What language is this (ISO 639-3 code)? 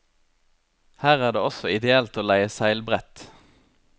nor